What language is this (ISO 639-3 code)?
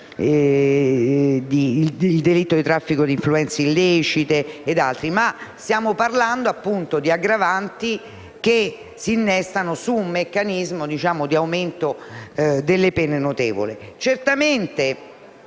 ita